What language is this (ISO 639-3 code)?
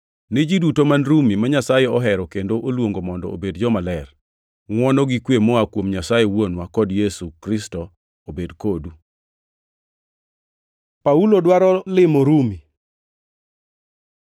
luo